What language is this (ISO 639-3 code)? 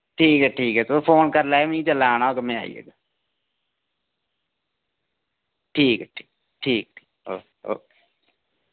doi